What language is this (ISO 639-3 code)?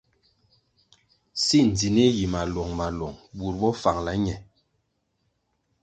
nmg